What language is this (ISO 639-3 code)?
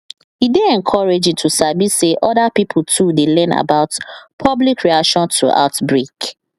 pcm